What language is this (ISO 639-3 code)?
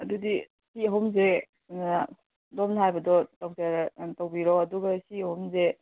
mni